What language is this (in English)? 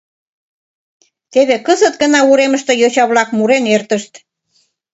Mari